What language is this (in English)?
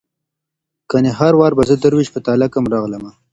Pashto